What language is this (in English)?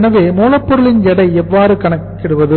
Tamil